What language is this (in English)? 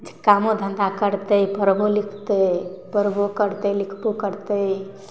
Maithili